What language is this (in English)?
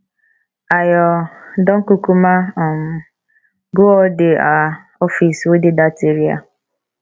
Nigerian Pidgin